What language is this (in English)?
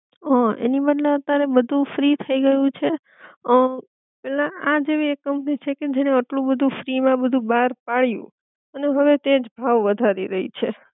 Gujarati